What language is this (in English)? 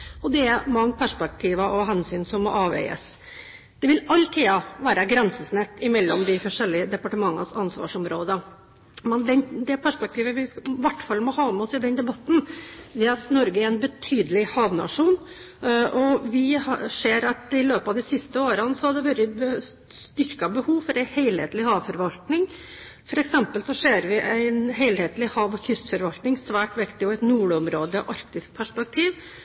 Norwegian Bokmål